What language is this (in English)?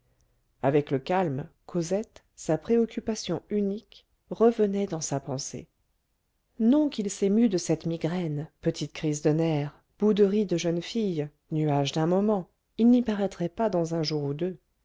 French